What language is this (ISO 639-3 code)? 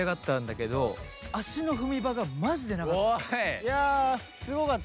jpn